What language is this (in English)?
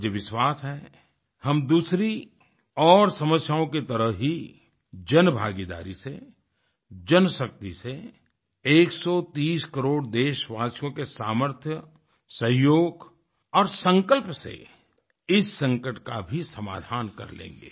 Hindi